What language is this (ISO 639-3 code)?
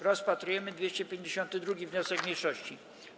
pol